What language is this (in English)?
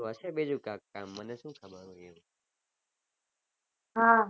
Gujarati